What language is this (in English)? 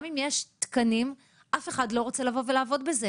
Hebrew